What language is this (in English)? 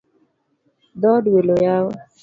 Luo (Kenya and Tanzania)